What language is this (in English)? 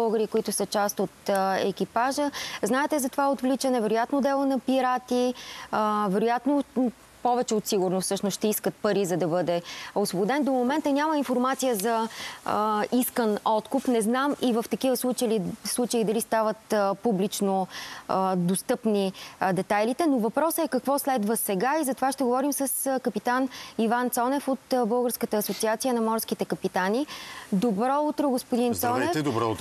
Bulgarian